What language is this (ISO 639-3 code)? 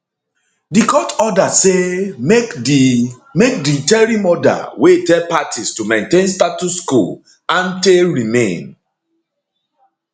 pcm